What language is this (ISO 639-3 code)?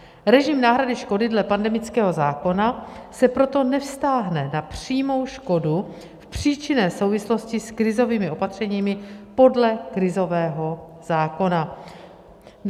ces